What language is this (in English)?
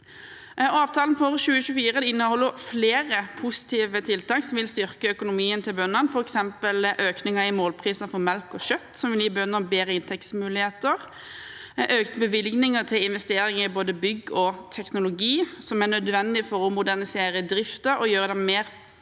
Norwegian